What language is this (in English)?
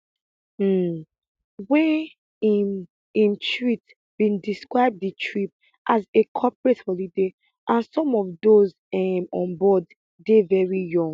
Nigerian Pidgin